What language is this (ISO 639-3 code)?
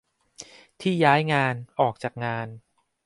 tha